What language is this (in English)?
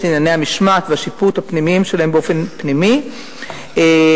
Hebrew